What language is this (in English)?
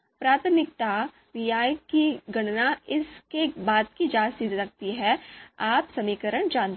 Hindi